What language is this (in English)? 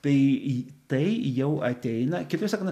Lithuanian